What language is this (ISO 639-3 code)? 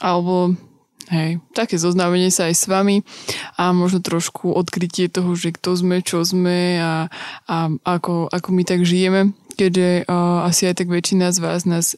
slk